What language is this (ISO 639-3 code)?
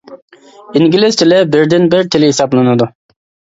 uig